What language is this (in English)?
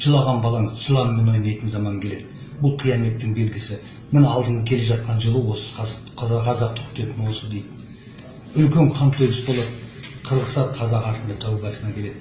Kazakh